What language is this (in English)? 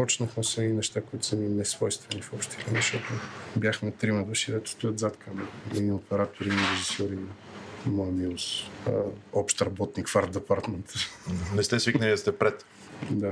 Bulgarian